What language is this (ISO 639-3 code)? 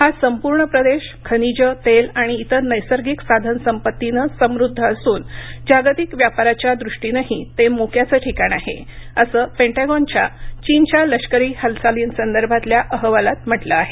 mar